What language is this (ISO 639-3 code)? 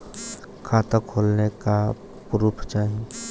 bho